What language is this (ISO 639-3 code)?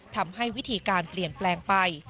tha